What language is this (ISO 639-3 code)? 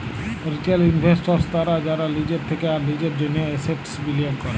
ben